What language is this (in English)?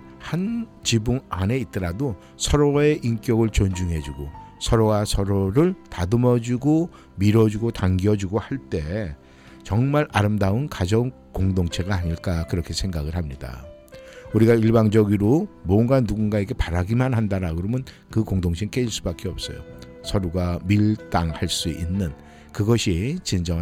Korean